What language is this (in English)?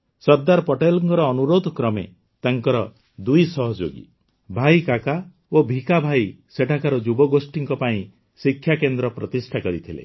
Odia